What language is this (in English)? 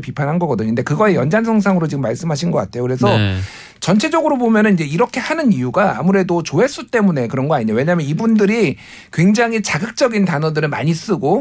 Korean